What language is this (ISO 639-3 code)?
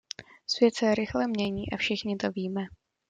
ces